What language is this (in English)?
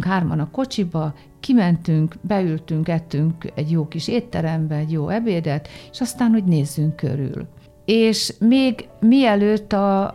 Hungarian